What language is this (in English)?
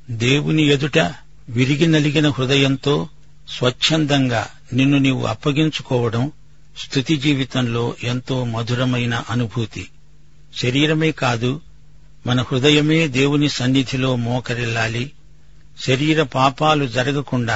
Telugu